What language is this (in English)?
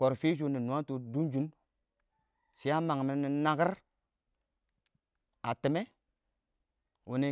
Awak